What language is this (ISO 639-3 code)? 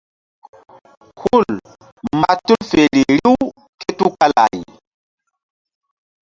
mdd